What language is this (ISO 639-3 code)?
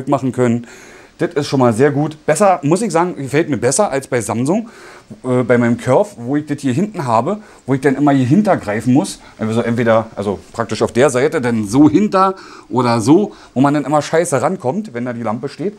deu